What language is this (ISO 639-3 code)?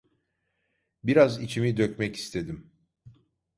tur